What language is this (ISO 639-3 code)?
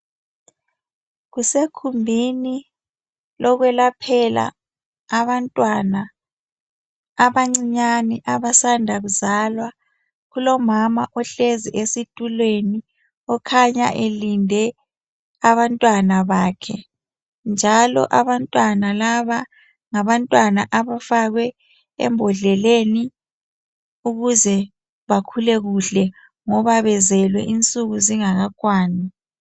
nde